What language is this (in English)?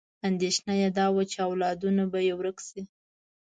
Pashto